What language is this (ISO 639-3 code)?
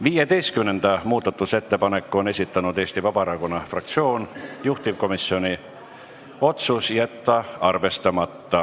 est